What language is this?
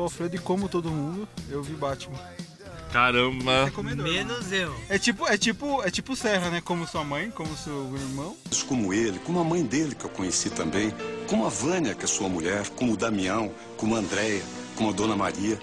Portuguese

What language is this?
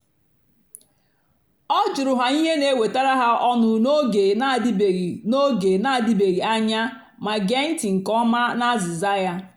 Igbo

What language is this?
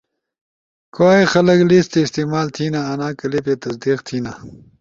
Ushojo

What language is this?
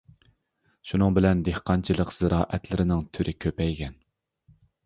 Uyghur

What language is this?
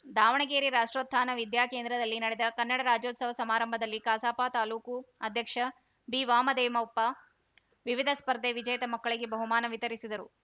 Kannada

